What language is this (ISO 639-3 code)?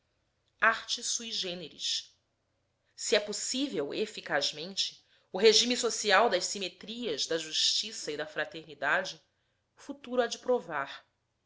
por